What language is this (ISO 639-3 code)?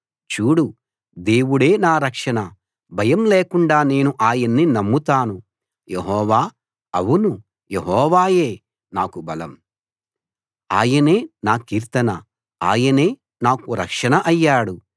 tel